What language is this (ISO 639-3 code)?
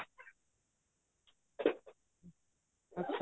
pan